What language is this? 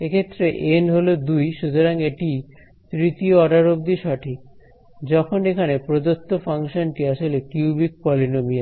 Bangla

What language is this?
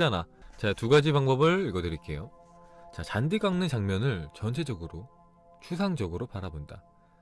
Korean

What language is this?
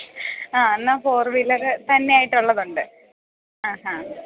Malayalam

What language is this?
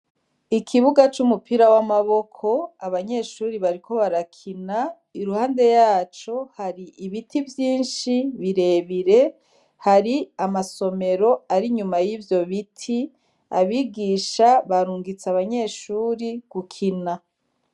Rundi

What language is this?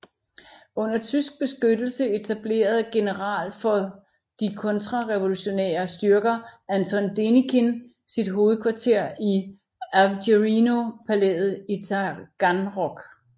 Danish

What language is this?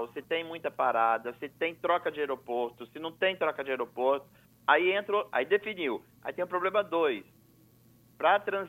Portuguese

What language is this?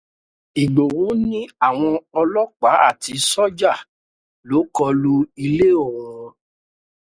Yoruba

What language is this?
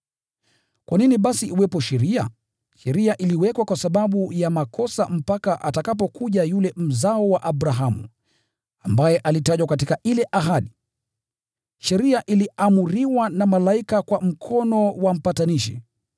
Swahili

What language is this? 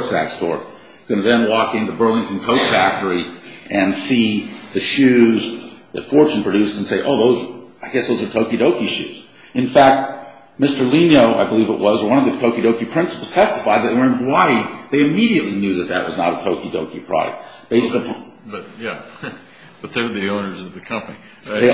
English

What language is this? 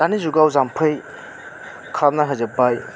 Bodo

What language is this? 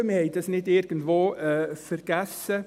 Swiss German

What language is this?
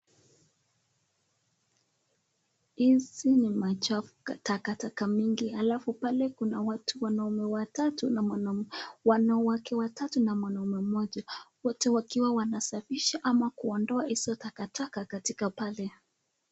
Swahili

